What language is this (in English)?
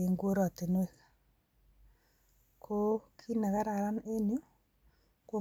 Kalenjin